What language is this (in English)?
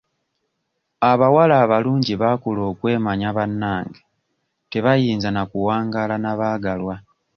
Ganda